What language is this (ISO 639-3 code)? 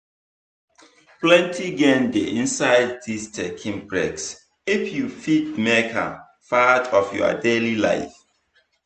pcm